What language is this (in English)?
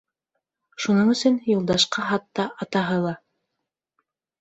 Bashkir